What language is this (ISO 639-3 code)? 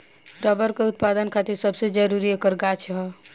bho